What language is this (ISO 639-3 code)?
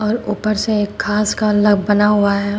hin